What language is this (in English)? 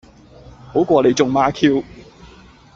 Cantonese